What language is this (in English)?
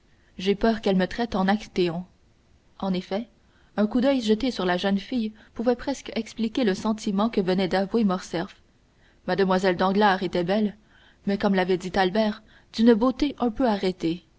French